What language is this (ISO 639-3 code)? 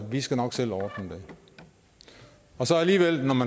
dan